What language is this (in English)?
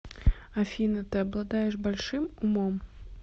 Russian